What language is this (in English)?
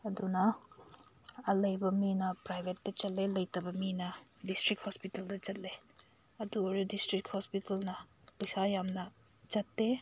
Manipuri